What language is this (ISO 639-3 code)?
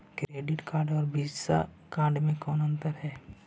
mag